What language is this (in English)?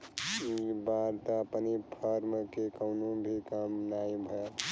Bhojpuri